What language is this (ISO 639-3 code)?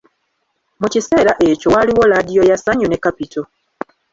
lug